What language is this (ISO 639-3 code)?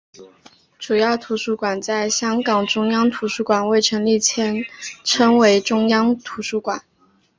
zho